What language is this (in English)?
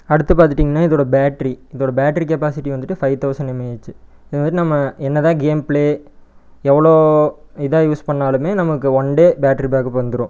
Tamil